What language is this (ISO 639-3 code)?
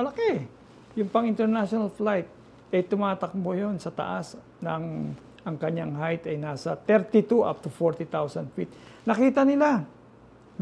fil